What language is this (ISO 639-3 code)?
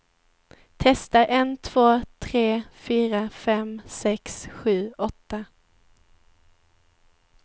swe